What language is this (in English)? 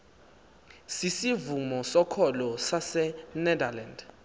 Xhosa